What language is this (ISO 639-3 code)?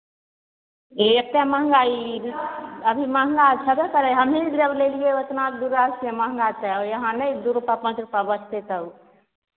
mai